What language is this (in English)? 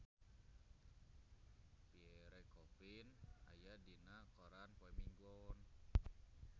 Sundanese